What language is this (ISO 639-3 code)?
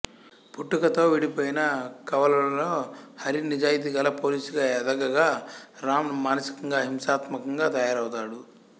tel